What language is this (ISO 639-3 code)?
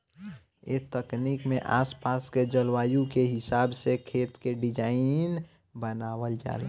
bho